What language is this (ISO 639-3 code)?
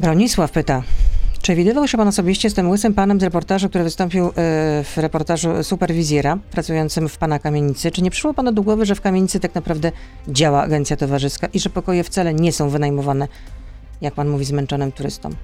pol